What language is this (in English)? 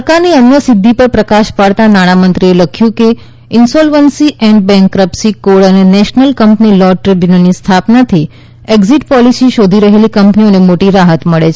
Gujarati